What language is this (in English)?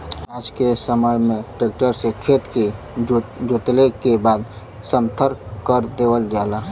Bhojpuri